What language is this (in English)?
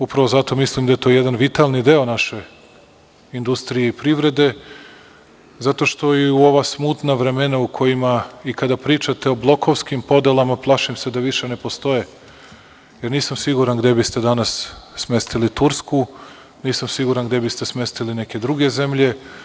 Serbian